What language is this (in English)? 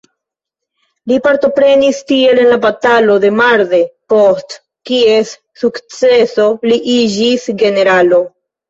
Esperanto